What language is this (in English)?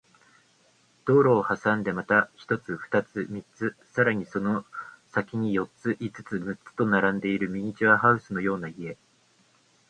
Japanese